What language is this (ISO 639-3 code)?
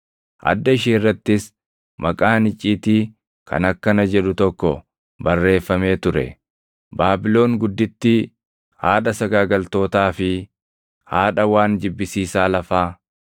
orm